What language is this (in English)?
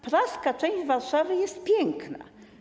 Polish